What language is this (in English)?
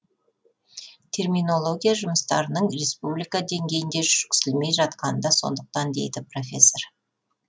Kazakh